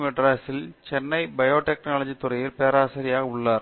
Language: Tamil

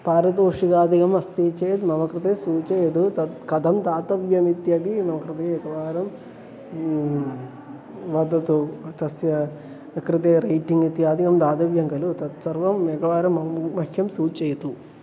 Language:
Sanskrit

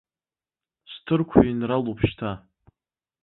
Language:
Abkhazian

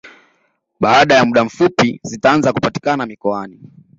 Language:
Swahili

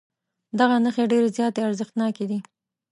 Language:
Pashto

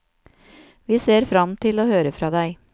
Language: Norwegian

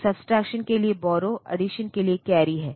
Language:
Hindi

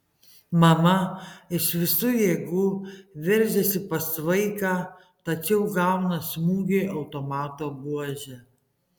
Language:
Lithuanian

